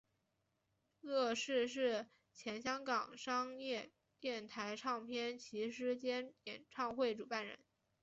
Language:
Chinese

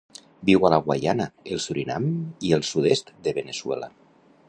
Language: Catalan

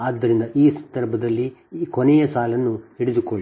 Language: Kannada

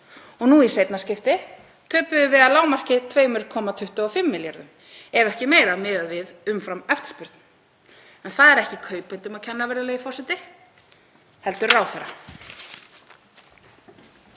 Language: Icelandic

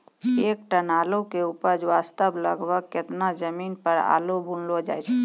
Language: Maithili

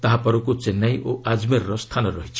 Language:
Odia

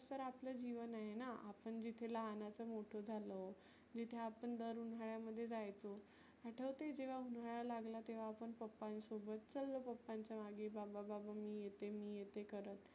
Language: Marathi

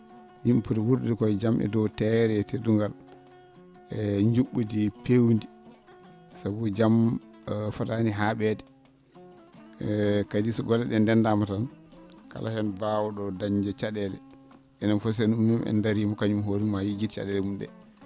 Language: Fula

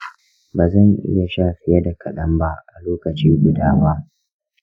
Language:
Hausa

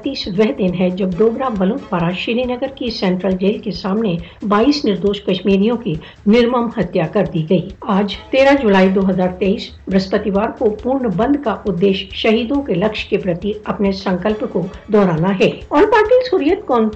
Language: Urdu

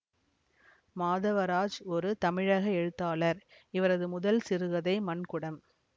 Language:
Tamil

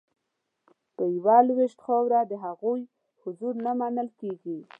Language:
Pashto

